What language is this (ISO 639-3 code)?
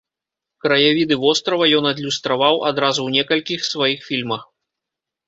bel